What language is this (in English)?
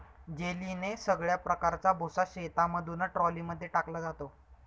Marathi